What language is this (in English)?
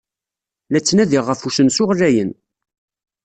Kabyle